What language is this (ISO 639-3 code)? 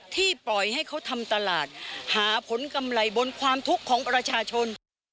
tha